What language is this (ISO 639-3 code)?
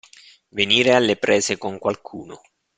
ita